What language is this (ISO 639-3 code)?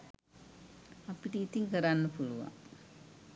sin